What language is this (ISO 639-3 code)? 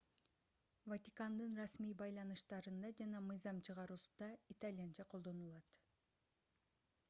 kir